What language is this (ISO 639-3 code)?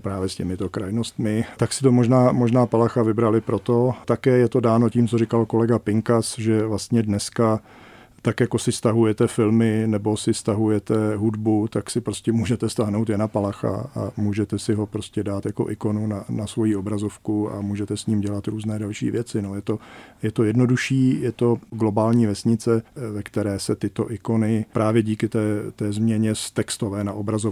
ces